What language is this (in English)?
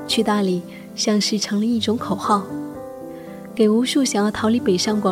Chinese